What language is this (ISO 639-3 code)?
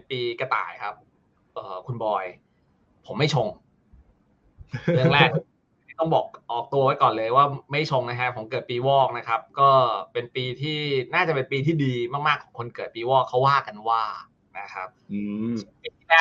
tha